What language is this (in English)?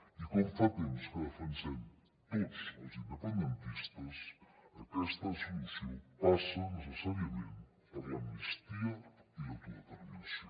Catalan